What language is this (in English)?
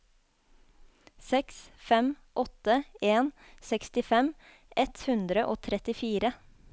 Norwegian